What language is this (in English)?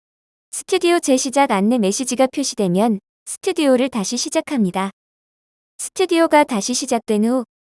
Korean